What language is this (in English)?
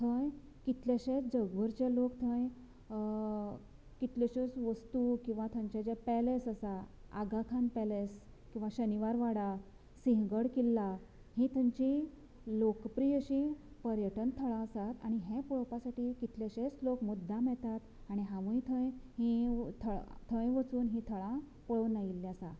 Konkani